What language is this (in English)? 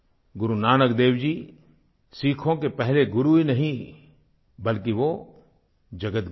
Hindi